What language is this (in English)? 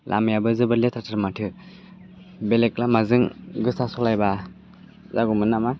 Bodo